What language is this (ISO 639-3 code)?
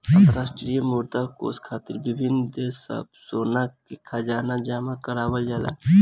bho